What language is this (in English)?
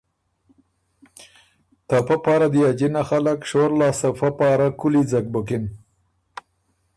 Ormuri